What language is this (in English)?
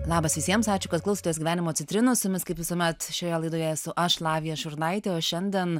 Lithuanian